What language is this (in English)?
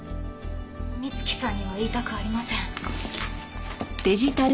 Japanese